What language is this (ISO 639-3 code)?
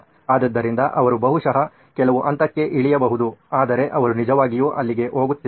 kan